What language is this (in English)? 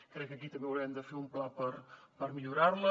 Catalan